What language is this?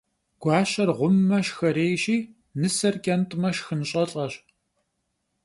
Kabardian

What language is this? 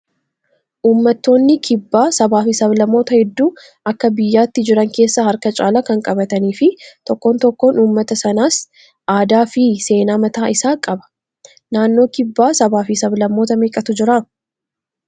Oromo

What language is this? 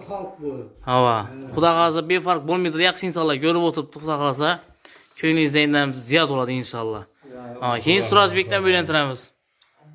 Turkish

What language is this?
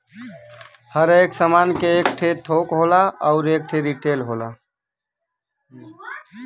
Bhojpuri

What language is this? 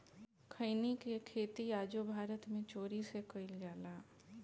Bhojpuri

